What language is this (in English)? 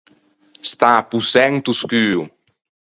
Ligurian